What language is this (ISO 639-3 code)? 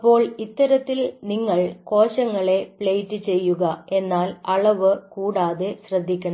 mal